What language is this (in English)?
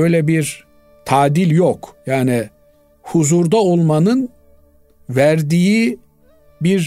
Turkish